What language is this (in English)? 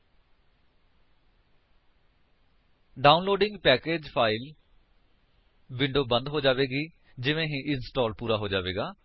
Punjabi